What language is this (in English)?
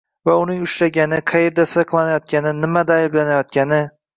Uzbek